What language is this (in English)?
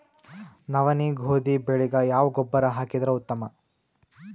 Kannada